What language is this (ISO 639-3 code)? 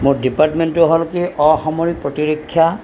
asm